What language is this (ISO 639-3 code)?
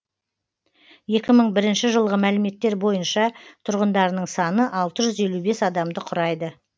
kaz